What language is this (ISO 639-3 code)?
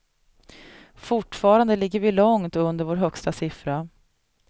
swe